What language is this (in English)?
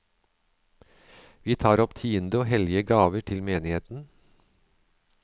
Norwegian